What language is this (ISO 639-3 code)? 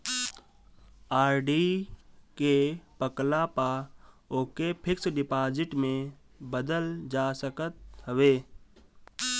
bho